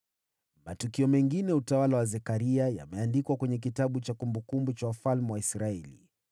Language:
Swahili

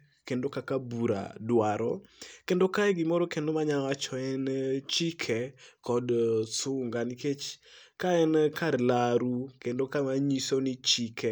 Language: Luo (Kenya and Tanzania)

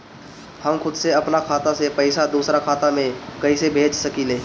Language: Bhojpuri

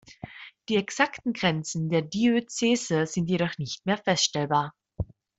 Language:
German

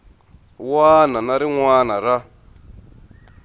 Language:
Tsonga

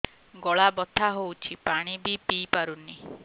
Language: Odia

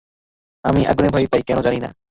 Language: Bangla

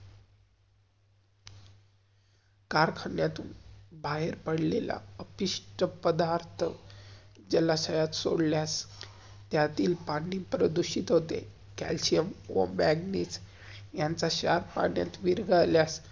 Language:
Marathi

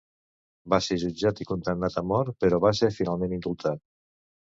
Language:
Catalan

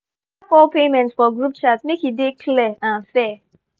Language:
Nigerian Pidgin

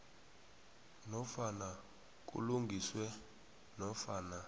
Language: South Ndebele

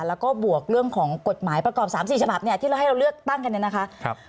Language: Thai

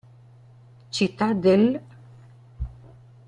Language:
Italian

